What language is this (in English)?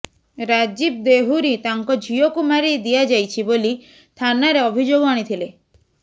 Odia